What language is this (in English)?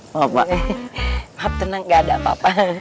Indonesian